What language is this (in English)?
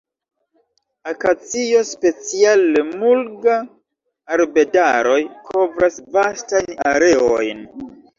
Esperanto